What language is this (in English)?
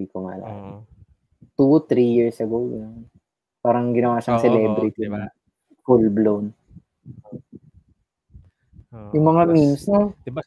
Filipino